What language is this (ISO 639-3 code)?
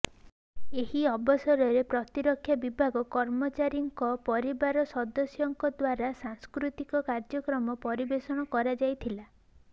ori